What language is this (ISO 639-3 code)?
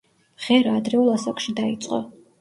kat